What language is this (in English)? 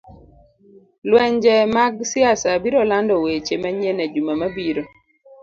Luo (Kenya and Tanzania)